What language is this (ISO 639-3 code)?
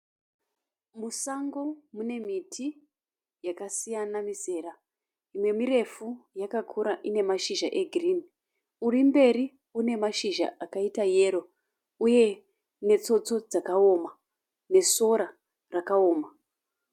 sna